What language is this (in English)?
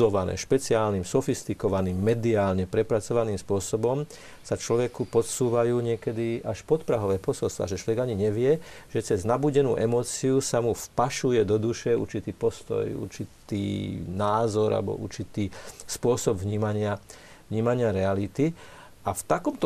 Slovak